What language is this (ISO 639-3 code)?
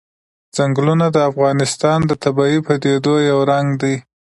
pus